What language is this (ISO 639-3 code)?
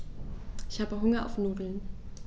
deu